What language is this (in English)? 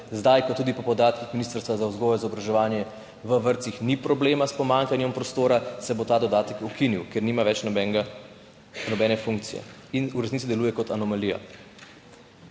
Slovenian